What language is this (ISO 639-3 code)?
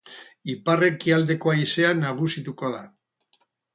eus